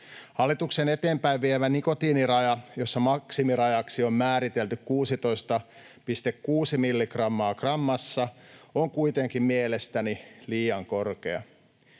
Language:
Finnish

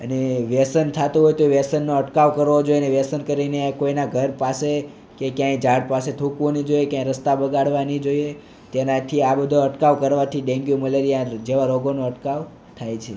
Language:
Gujarati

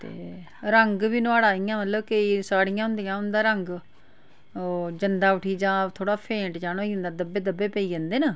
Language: Dogri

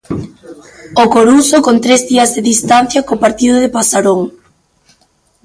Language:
Galician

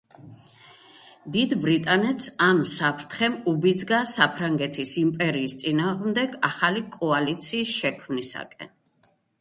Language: Georgian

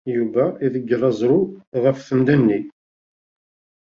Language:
Kabyle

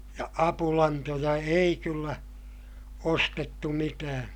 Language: Finnish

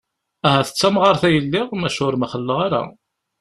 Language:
Kabyle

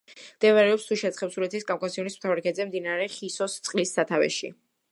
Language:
Georgian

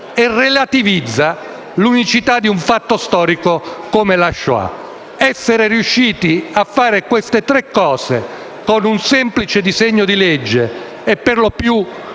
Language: Italian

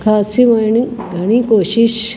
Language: Sindhi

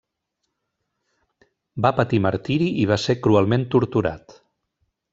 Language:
Catalan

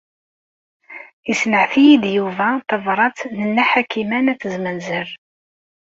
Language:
Kabyle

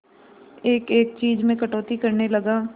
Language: Hindi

